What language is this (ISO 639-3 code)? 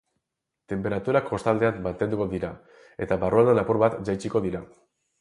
eus